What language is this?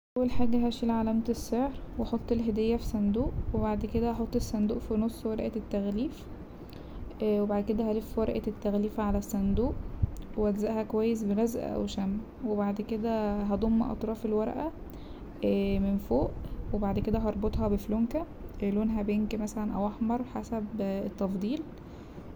Egyptian Arabic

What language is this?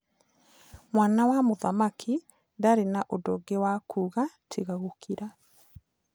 Kikuyu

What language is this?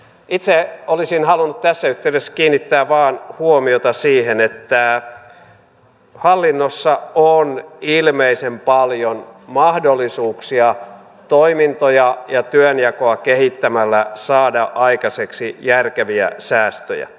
Finnish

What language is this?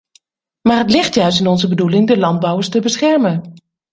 Dutch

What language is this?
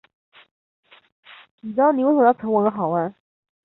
Chinese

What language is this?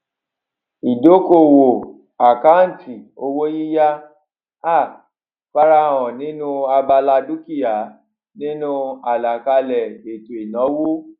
Yoruba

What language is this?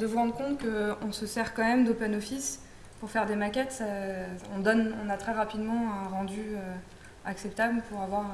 French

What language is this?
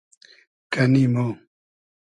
Hazaragi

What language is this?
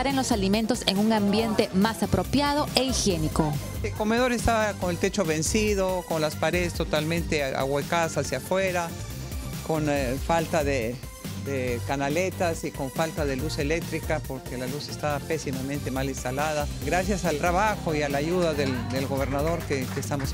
Spanish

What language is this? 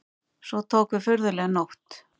Icelandic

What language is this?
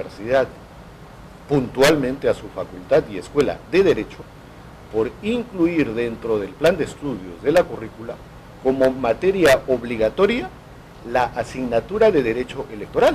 Spanish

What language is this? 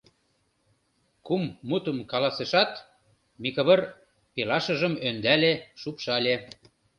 Mari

